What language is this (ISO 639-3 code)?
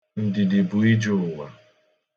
ibo